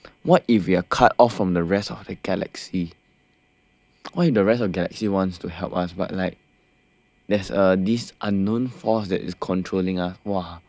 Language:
English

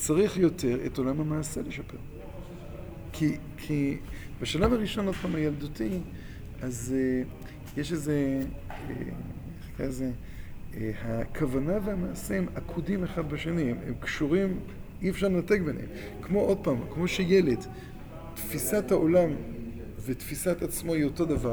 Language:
Hebrew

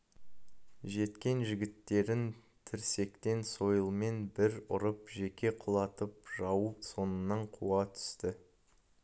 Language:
Kazakh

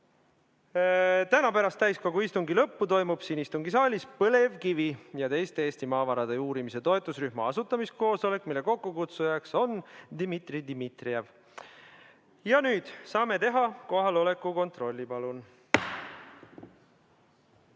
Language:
Estonian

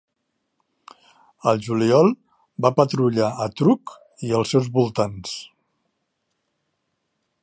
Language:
Catalan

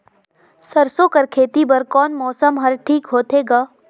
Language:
Chhattisgarhi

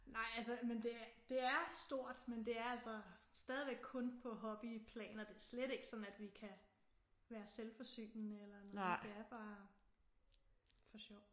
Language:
Danish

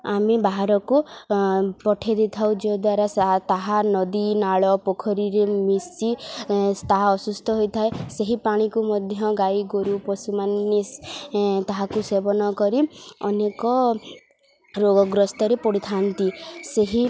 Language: Odia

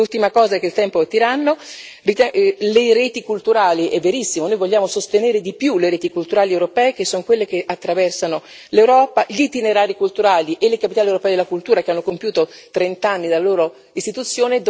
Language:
Italian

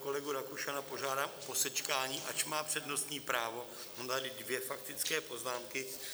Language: Czech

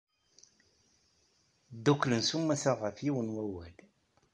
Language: Kabyle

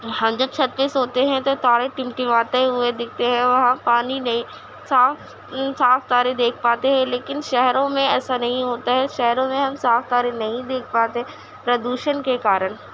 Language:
Urdu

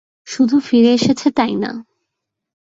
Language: Bangla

